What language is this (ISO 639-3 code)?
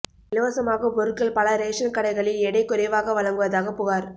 tam